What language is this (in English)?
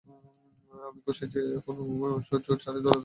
Bangla